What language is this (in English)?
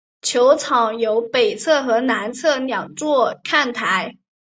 Chinese